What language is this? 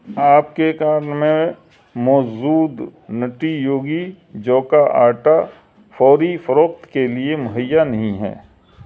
Urdu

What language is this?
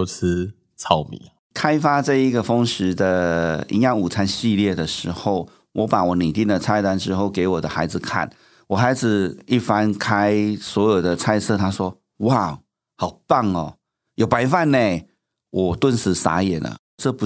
Chinese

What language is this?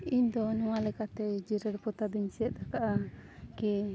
Santali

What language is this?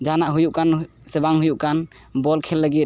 Santali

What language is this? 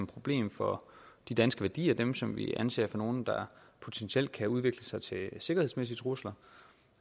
Danish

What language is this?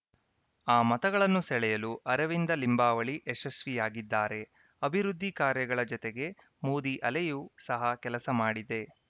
Kannada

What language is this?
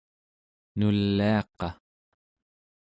Central Yupik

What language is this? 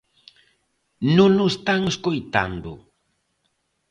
Galician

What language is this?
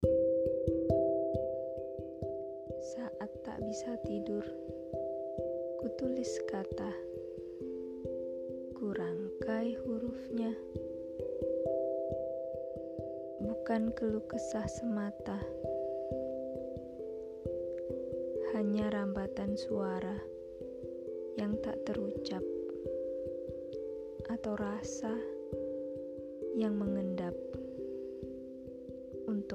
Indonesian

